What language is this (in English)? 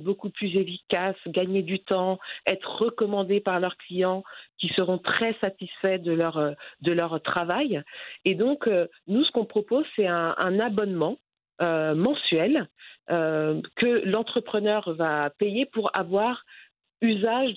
French